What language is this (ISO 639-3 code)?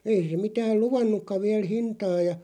fin